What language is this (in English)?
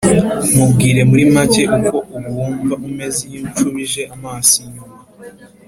Kinyarwanda